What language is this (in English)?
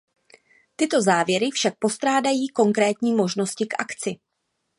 Czech